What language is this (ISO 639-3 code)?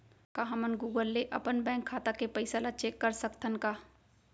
hne